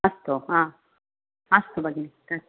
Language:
Sanskrit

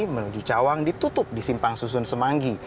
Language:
Indonesian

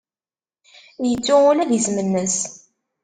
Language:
Kabyle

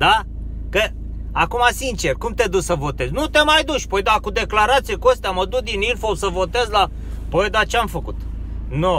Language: Romanian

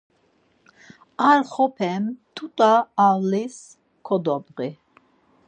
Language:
Laz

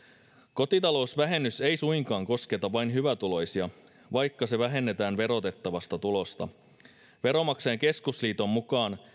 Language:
Finnish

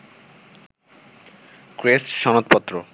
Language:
Bangla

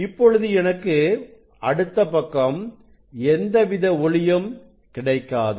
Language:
Tamil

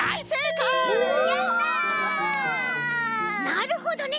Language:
Japanese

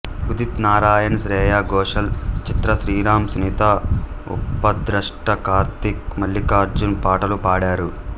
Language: Telugu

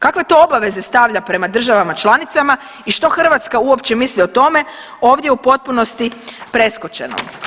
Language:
Croatian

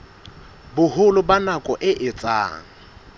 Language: Southern Sotho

